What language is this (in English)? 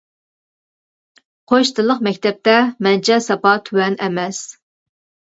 Uyghur